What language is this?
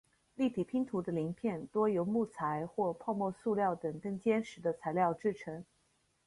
Chinese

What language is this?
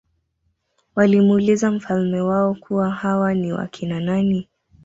Swahili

